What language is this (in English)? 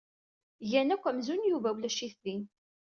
Kabyle